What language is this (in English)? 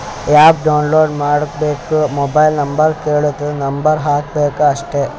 Kannada